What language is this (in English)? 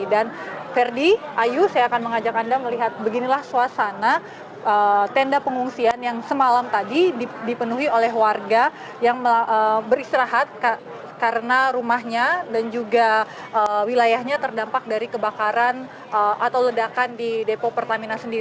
Indonesian